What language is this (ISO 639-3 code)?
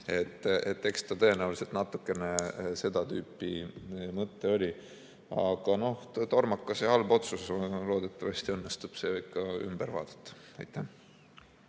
est